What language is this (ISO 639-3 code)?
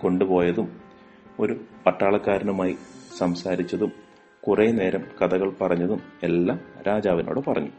mal